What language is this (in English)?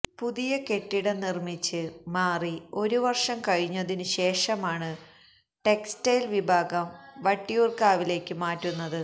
Malayalam